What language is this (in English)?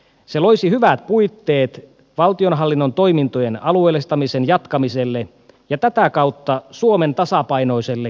Finnish